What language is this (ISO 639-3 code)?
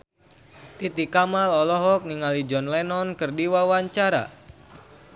sun